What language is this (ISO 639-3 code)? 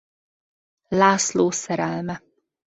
hun